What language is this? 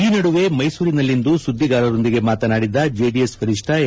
Kannada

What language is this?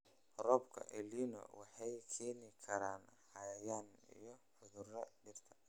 Somali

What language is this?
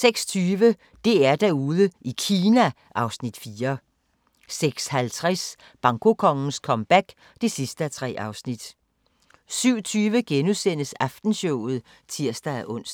Danish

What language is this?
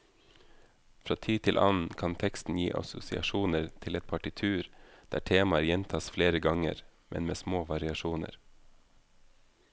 Norwegian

